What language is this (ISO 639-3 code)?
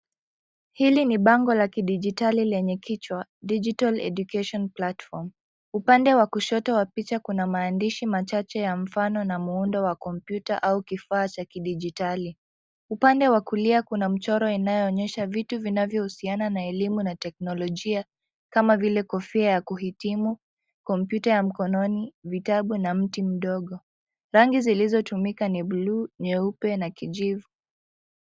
swa